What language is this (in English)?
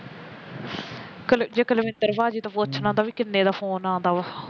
Punjabi